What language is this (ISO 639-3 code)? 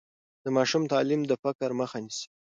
pus